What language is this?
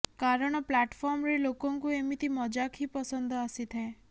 Odia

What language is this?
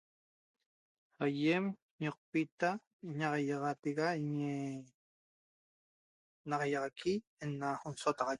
Toba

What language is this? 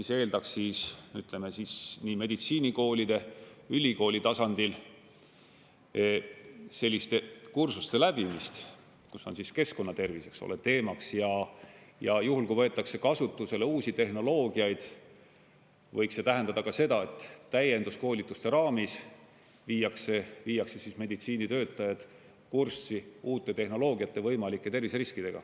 Estonian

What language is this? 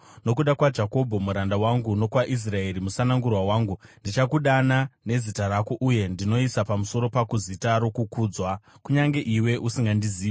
Shona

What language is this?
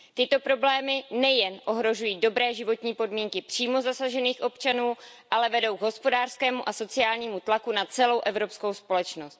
Czech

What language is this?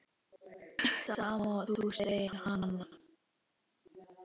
Icelandic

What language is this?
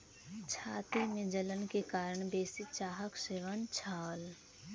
Maithili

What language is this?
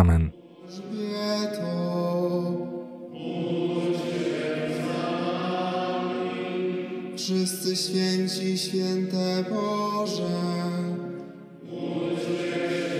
Polish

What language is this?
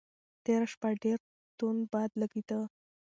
Pashto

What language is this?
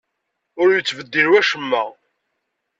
Kabyle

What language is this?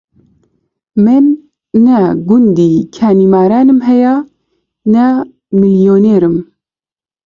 Central Kurdish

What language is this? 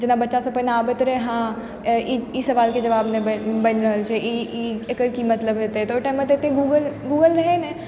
Maithili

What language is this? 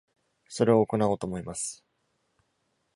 Japanese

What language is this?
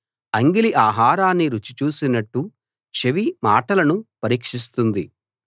Telugu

